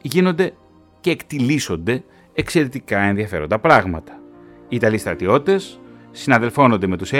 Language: Greek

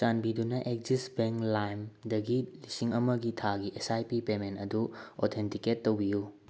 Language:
Manipuri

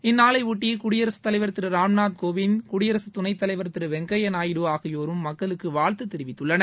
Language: Tamil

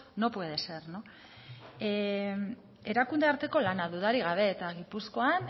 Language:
Basque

